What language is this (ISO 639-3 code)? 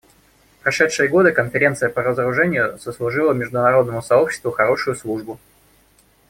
rus